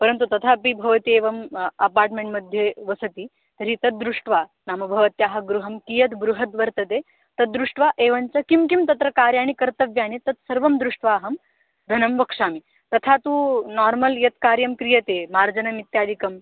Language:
Sanskrit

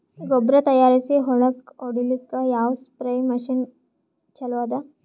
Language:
Kannada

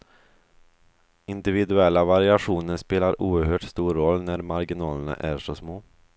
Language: Swedish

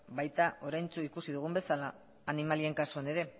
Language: Basque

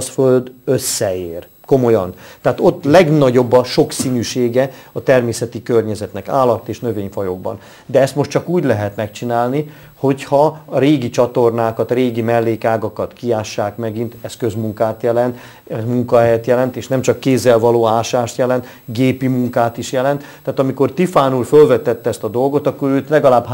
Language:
Hungarian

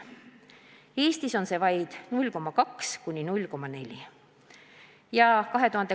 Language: Estonian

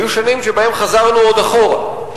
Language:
Hebrew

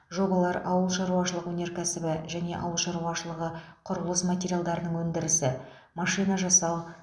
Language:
Kazakh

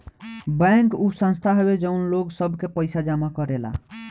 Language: Bhojpuri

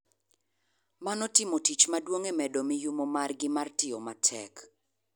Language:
Luo (Kenya and Tanzania)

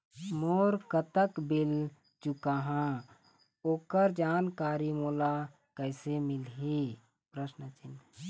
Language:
Chhattisgarhi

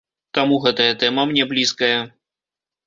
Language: Belarusian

